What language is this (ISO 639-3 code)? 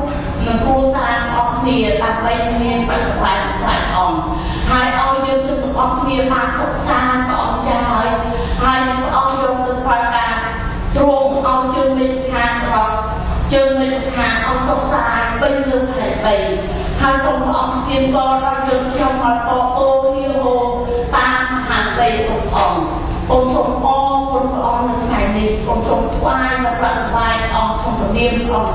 tha